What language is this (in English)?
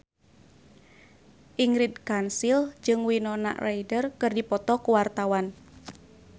Sundanese